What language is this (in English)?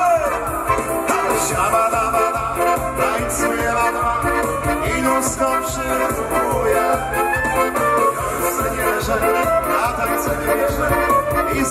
Polish